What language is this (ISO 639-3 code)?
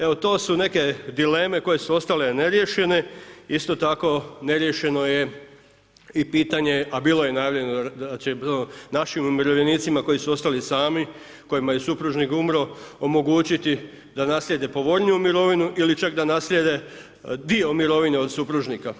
hrv